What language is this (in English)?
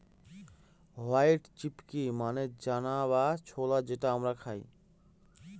Bangla